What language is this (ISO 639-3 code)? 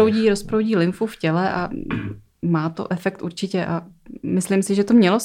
ces